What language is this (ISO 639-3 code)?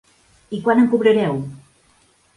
cat